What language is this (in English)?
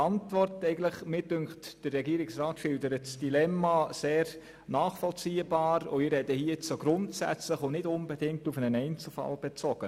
Swiss German